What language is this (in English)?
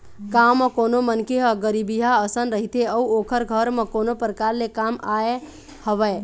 Chhattisgarhi